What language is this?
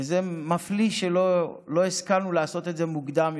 Hebrew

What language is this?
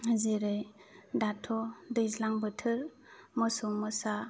Bodo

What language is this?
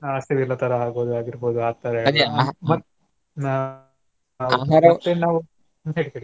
Kannada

